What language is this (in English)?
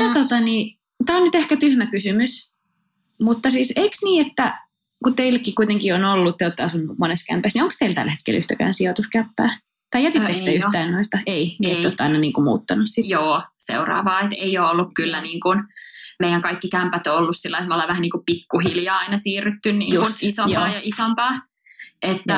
Finnish